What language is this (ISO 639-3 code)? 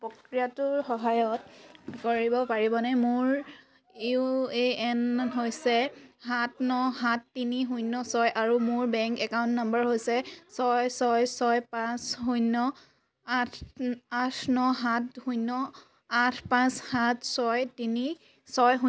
asm